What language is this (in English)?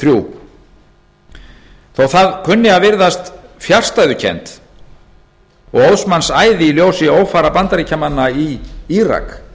Icelandic